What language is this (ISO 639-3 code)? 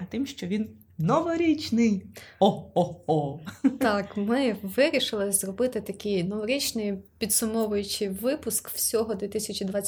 ukr